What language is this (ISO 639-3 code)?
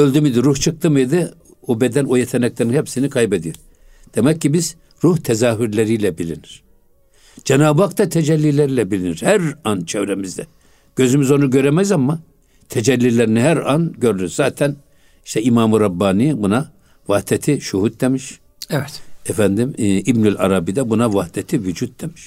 tur